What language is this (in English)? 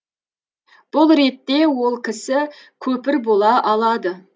Kazakh